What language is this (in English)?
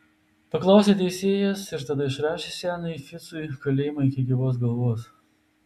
Lithuanian